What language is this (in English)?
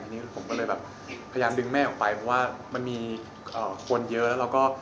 Thai